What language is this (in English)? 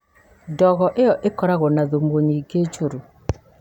Kikuyu